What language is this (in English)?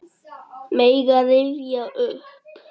Icelandic